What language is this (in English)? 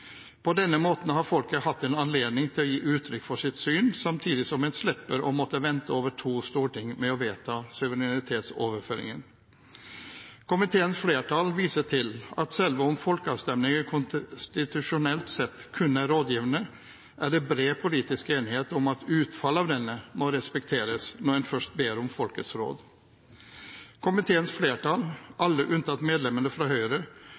Norwegian Bokmål